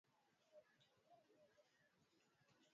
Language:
Swahili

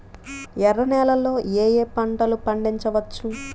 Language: Telugu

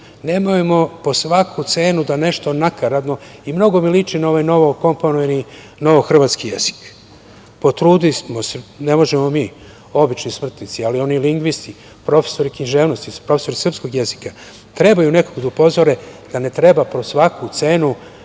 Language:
Serbian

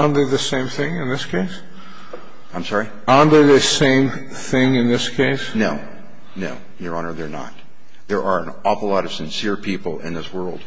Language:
English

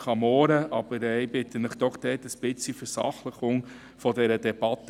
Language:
Swiss German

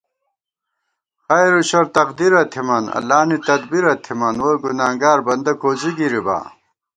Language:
Gawar-Bati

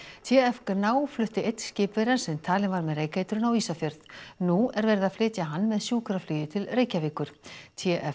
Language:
Icelandic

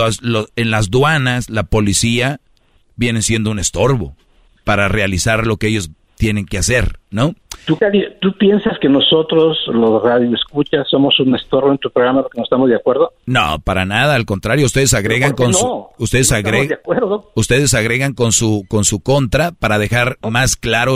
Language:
Spanish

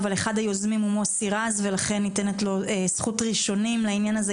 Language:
Hebrew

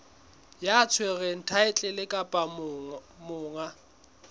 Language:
Southern Sotho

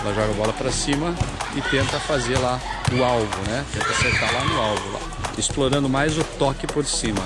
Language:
Portuguese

